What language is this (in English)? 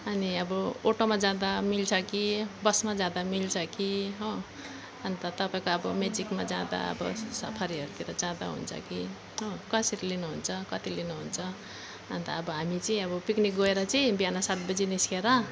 Nepali